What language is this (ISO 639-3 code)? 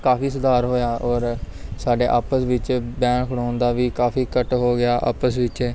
pan